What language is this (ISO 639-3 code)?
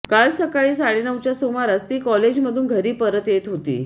mar